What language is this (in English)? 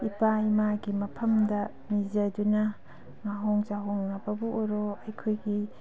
Manipuri